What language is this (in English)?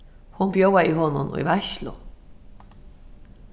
Faroese